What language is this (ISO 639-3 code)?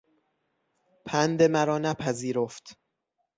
fas